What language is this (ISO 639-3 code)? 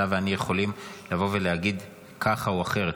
heb